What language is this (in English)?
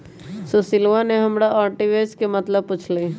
Magahi